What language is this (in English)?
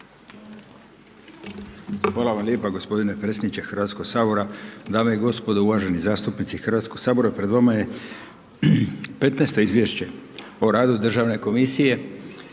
Croatian